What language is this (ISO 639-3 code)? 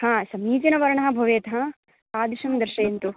san